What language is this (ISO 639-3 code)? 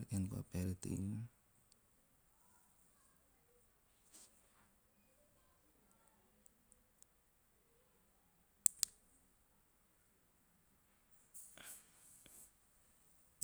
tio